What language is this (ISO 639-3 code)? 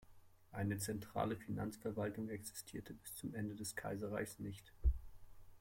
deu